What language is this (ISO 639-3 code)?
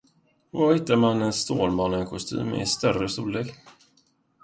swe